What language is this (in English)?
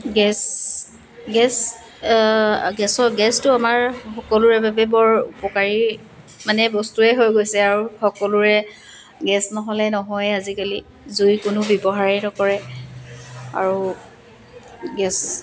Assamese